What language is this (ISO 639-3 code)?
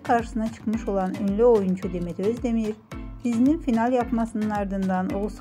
tur